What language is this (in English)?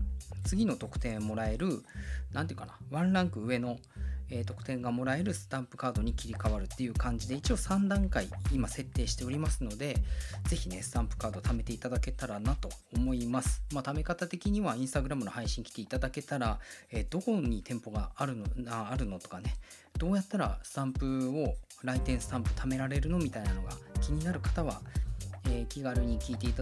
Japanese